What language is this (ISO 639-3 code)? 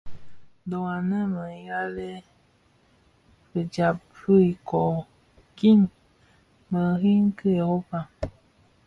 ksf